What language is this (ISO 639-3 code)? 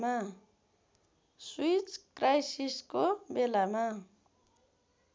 nep